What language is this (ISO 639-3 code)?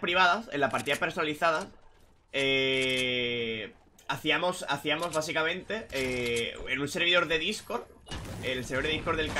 spa